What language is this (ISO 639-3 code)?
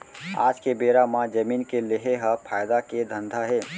hne